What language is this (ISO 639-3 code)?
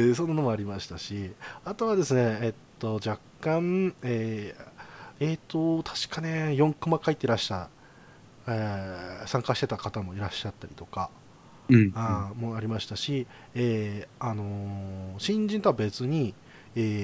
jpn